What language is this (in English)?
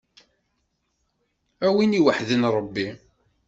Kabyle